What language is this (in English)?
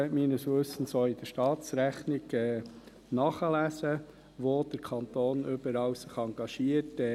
Swiss German